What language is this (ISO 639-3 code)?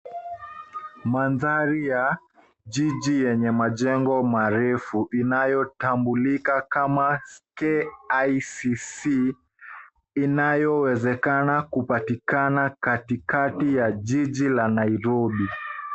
swa